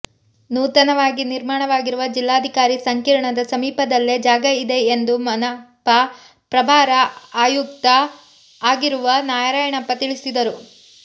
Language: Kannada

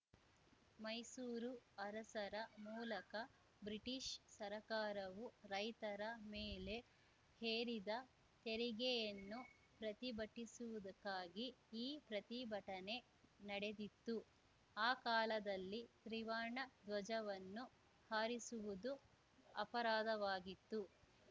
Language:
Kannada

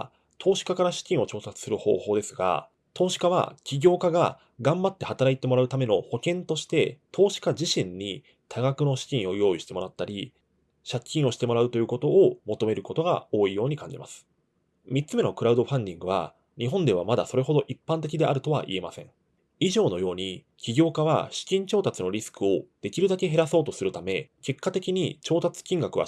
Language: Japanese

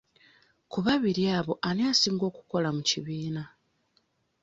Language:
Ganda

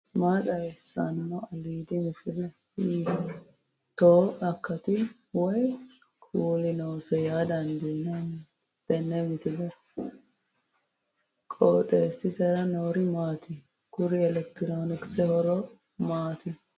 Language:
Sidamo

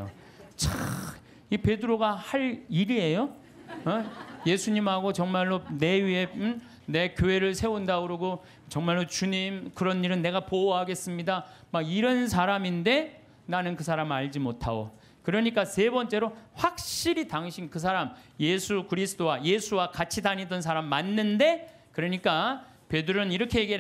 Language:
Korean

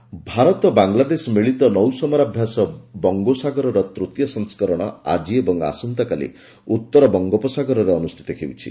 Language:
Odia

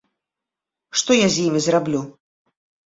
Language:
Belarusian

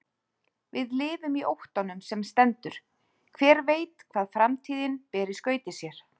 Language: Icelandic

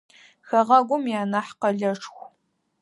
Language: Adyghe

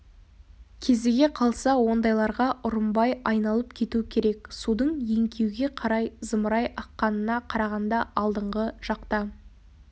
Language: Kazakh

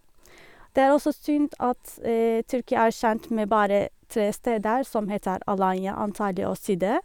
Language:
Norwegian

